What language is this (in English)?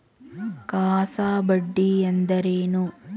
Kannada